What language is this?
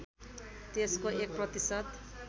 Nepali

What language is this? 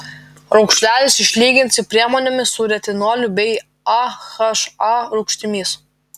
Lithuanian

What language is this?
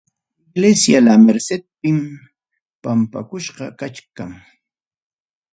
Ayacucho Quechua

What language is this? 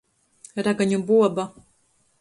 Latgalian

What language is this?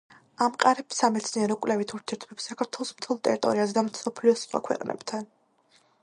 Georgian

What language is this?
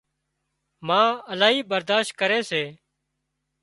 Wadiyara Koli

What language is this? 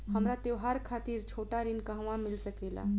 Bhojpuri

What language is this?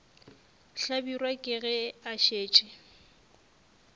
Northern Sotho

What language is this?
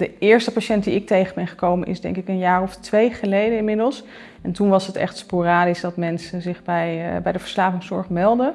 Dutch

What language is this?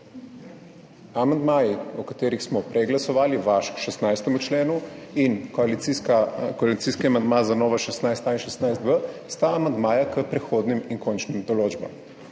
Slovenian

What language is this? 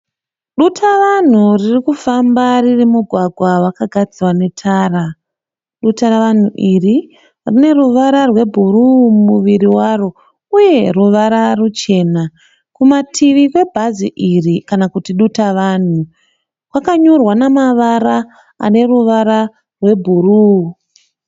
Shona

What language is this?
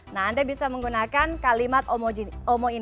Indonesian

